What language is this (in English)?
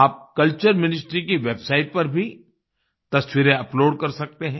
Hindi